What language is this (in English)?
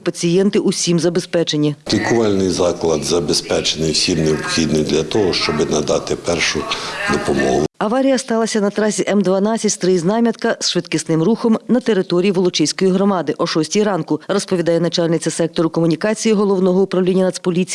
Ukrainian